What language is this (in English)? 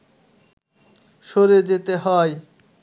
Bangla